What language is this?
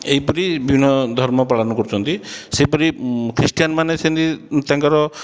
Odia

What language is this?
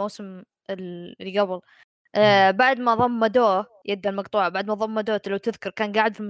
Arabic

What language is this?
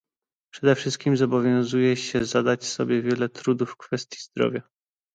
Polish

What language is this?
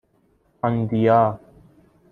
Persian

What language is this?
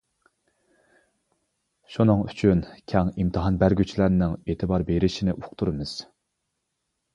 Uyghur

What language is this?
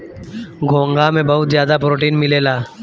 Bhojpuri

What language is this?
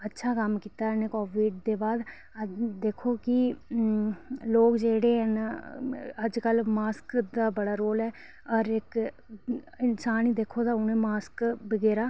Dogri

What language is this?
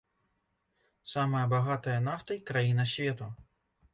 Belarusian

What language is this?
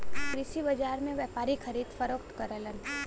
Bhojpuri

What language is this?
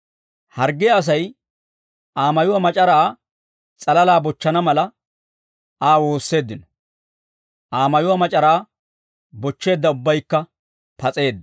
Dawro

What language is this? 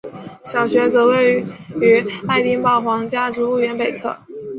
Chinese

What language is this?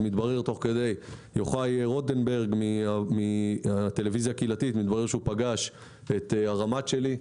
Hebrew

